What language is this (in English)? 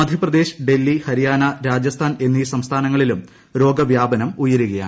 Malayalam